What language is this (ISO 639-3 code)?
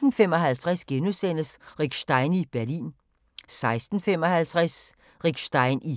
dan